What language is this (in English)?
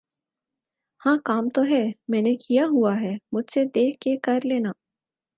Urdu